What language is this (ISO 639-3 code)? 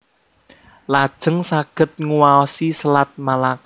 jav